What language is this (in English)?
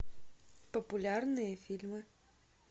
Russian